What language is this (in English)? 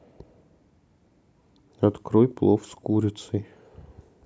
Russian